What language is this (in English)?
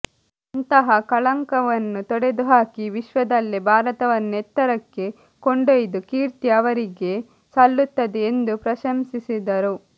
Kannada